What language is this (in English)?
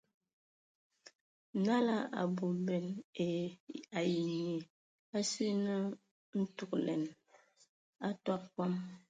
Ewondo